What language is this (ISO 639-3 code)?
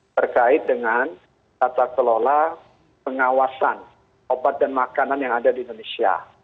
ind